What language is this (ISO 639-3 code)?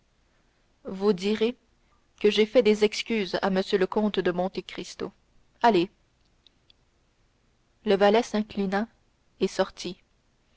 fra